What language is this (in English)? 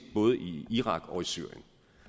Danish